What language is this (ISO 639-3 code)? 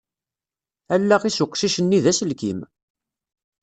kab